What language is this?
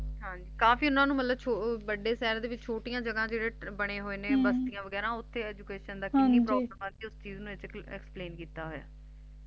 Punjabi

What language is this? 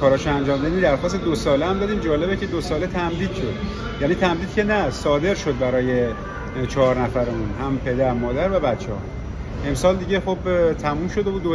Persian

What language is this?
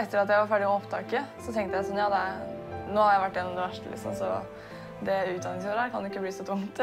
Norwegian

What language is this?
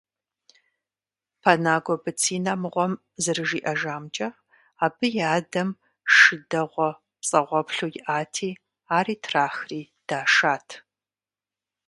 Kabardian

